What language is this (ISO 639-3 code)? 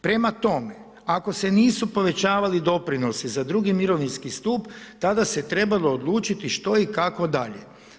hrv